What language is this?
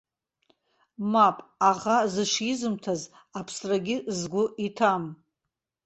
Abkhazian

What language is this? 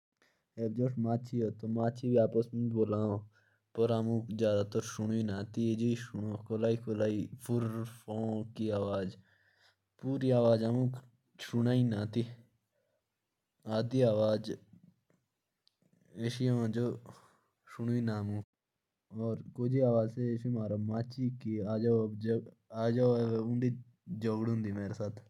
Jaunsari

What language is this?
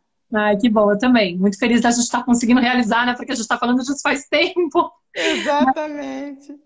Portuguese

